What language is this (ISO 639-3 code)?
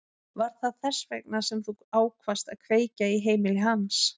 isl